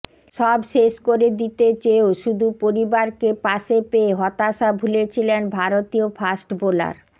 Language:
Bangla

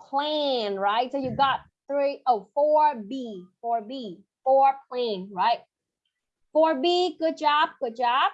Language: Vietnamese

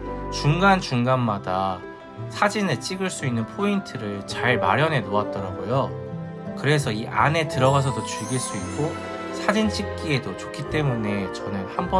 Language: Korean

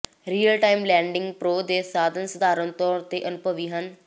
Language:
Punjabi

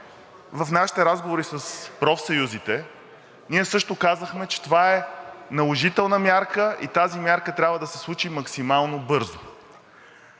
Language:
Bulgarian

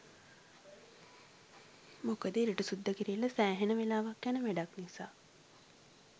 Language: Sinhala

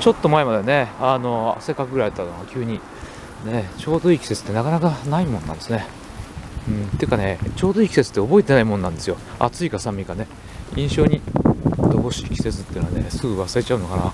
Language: Japanese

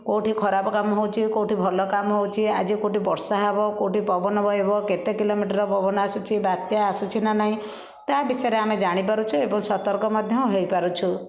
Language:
Odia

